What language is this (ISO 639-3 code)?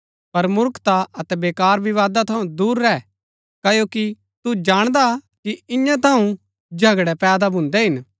gbk